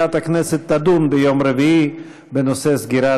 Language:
Hebrew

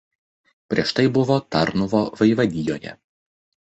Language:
Lithuanian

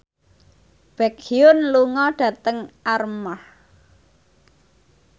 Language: Javanese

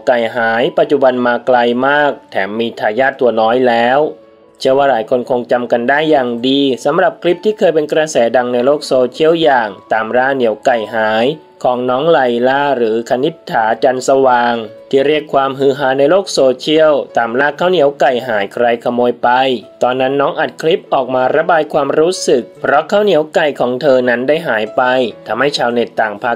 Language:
Thai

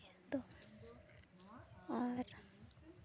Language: Santali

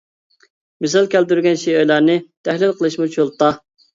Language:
Uyghur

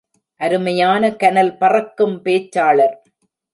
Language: Tamil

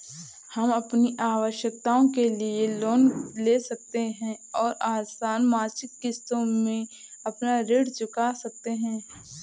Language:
Hindi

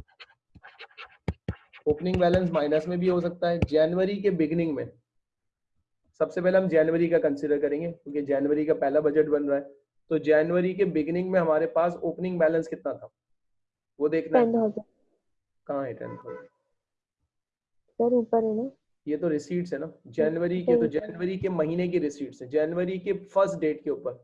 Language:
Hindi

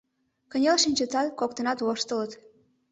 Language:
Mari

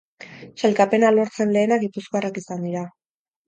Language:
Basque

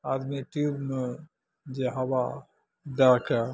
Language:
Maithili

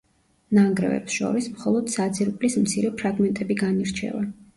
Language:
Georgian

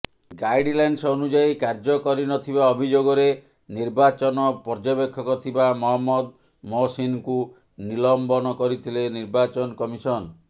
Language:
Odia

